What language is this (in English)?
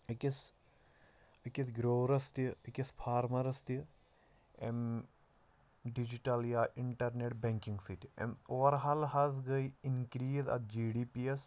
Kashmiri